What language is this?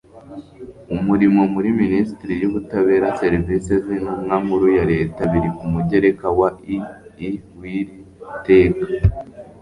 Kinyarwanda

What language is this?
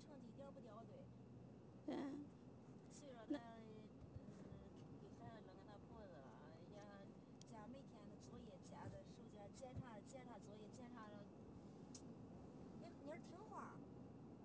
Chinese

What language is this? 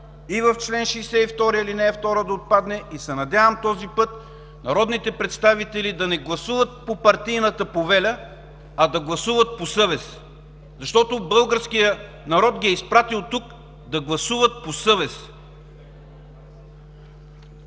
Bulgarian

